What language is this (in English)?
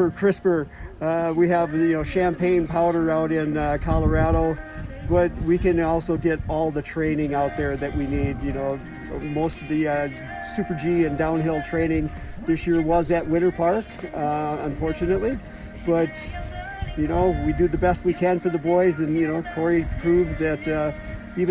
English